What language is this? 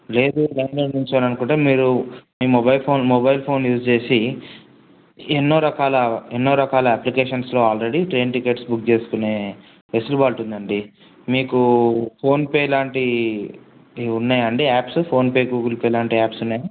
Telugu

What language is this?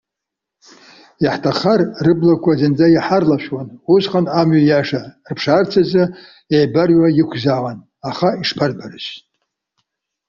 Abkhazian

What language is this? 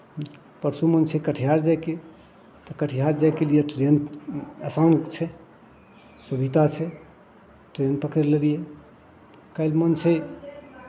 Maithili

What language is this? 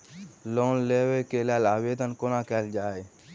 Maithili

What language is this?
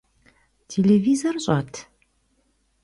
Kabardian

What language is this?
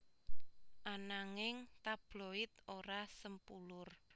Javanese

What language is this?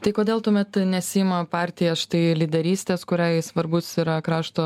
Lithuanian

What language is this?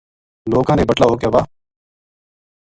Gujari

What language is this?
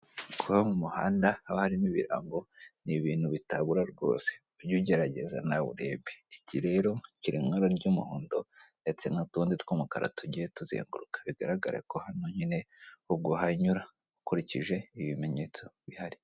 Kinyarwanda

